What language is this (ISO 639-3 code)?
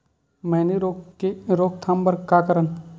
hne